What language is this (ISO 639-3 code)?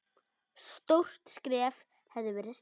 isl